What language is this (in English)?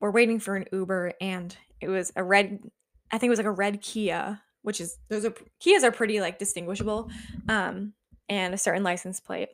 English